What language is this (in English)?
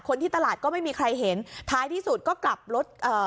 Thai